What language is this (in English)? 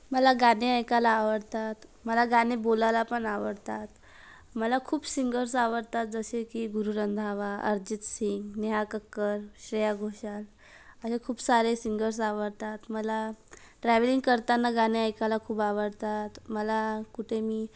Marathi